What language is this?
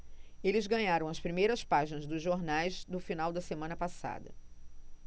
Portuguese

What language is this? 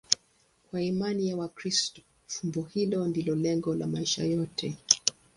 Swahili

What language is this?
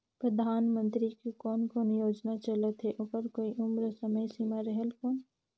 Chhattisgarhi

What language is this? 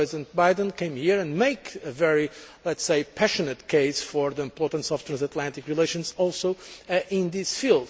English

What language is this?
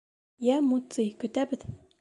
Bashkir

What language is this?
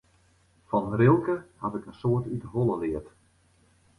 Western Frisian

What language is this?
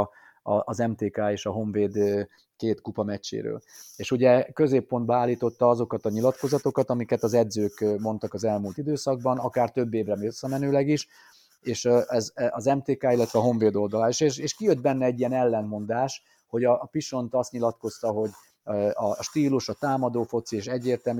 Hungarian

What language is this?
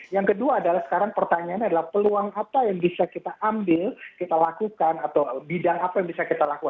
Indonesian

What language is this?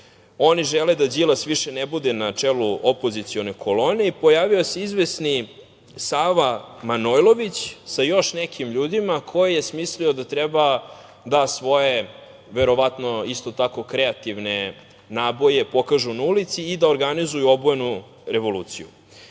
Serbian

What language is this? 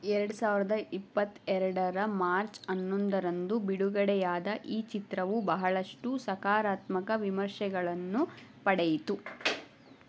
Kannada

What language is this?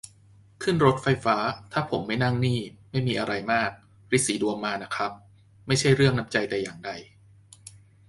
Thai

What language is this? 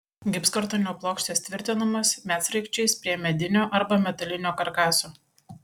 Lithuanian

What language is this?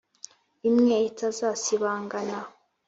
Kinyarwanda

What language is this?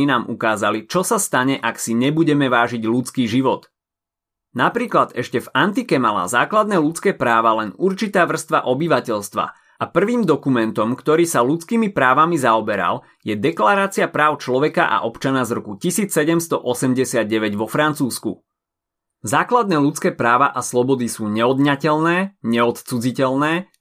Slovak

